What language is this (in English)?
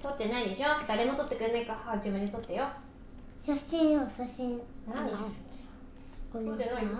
Japanese